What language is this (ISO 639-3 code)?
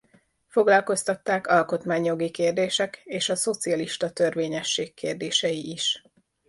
hun